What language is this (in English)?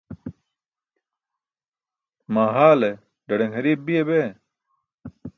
Burushaski